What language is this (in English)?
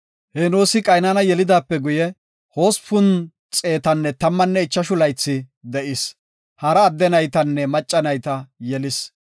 Gofa